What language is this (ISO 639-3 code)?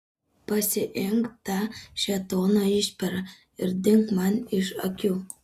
lit